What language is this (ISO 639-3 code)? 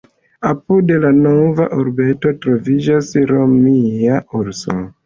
epo